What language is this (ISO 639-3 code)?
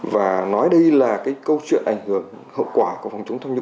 vie